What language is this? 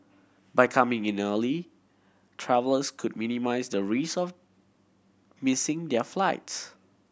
English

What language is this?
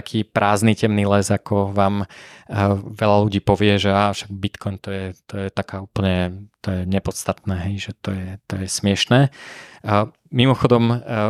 Slovak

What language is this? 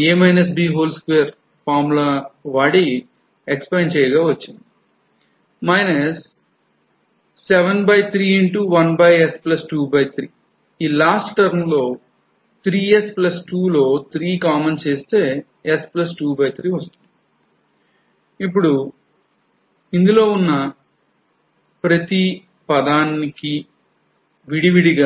Telugu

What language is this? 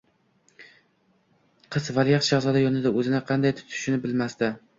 Uzbek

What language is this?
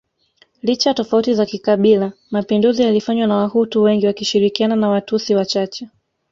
Swahili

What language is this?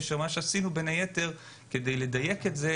Hebrew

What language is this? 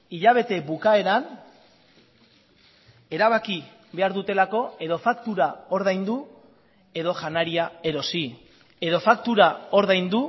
Basque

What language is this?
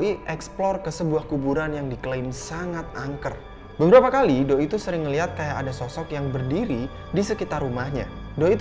Indonesian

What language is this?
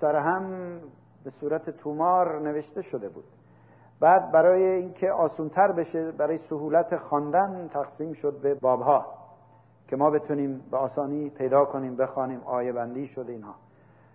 Persian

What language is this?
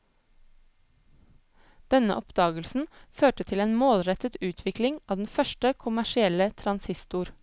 Norwegian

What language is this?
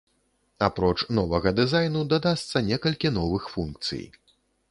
Belarusian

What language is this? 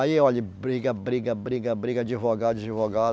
Portuguese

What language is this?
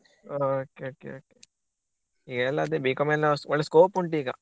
Kannada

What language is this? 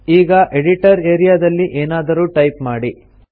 Kannada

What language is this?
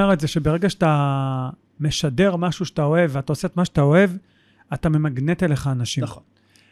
Hebrew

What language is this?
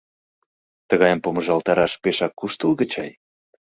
Mari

